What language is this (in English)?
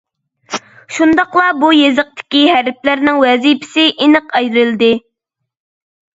Uyghur